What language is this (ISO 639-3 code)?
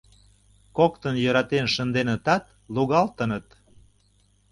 chm